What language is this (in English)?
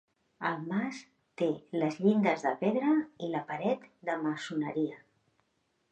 Catalan